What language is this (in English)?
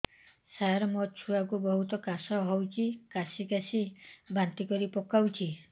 Odia